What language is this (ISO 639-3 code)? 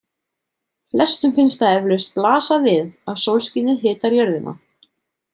isl